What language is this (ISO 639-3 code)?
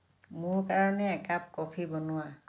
asm